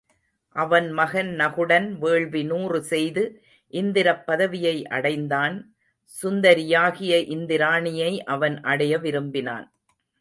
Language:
Tamil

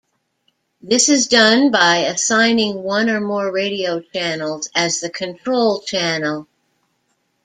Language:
English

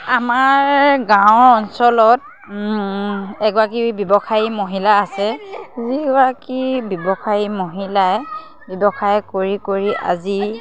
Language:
Assamese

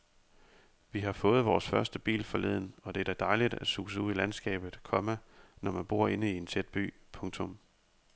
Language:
Danish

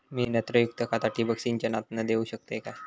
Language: Marathi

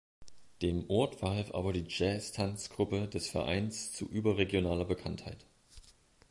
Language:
German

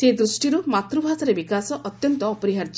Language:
Odia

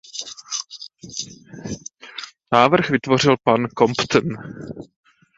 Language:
Czech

